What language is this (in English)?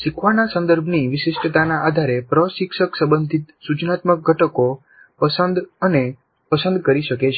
Gujarati